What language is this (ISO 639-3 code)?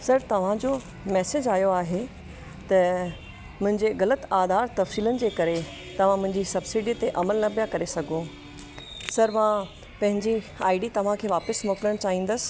snd